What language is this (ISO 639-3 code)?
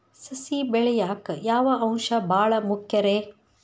kan